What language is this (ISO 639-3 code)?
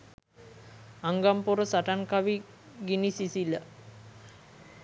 sin